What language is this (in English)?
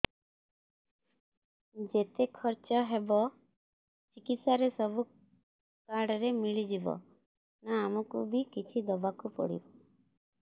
Odia